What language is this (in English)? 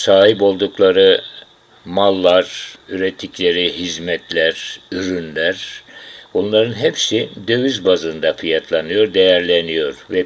Turkish